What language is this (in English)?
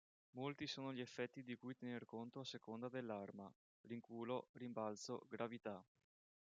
Italian